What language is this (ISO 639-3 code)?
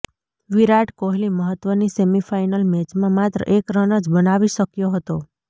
guj